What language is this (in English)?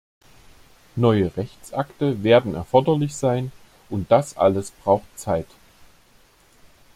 German